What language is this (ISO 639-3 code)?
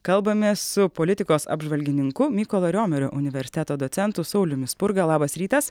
lit